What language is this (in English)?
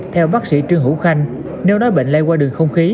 Vietnamese